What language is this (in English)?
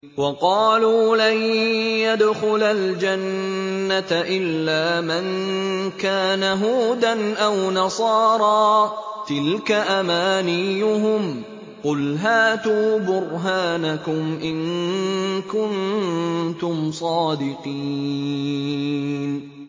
Arabic